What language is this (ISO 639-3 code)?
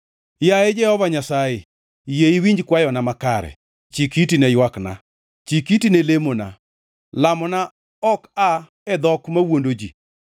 luo